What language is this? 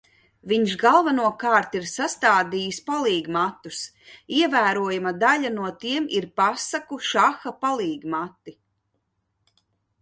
Latvian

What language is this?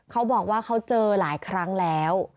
Thai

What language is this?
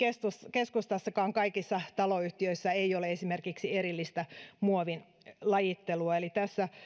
Finnish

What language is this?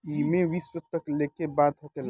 Bhojpuri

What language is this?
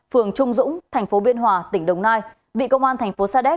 Vietnamese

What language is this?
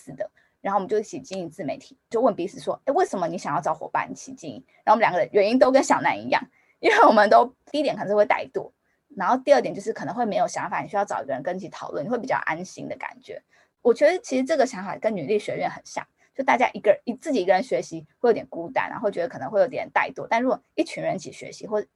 Chinese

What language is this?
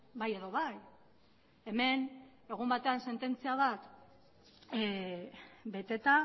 Basque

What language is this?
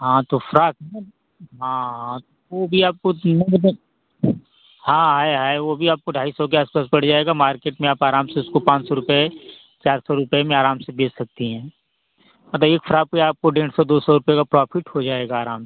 Hindi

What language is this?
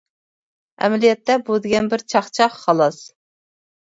Uyghur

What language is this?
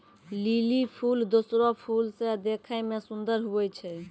Maithili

